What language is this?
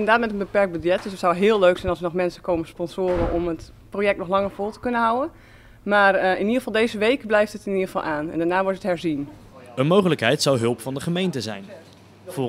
Dutch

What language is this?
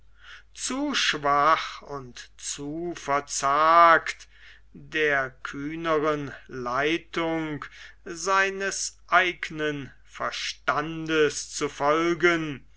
German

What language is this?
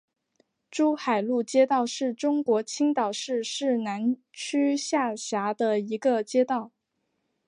Chinese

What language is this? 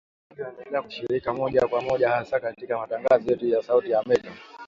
Swahili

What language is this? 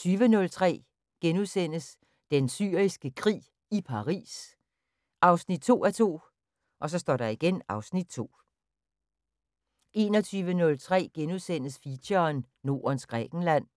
Danish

